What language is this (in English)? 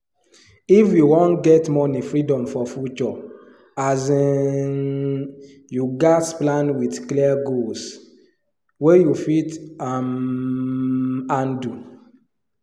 Nigerian Pidgin